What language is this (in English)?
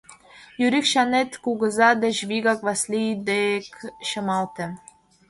Mari